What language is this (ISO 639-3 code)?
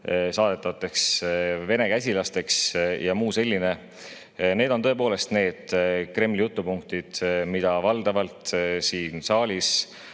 est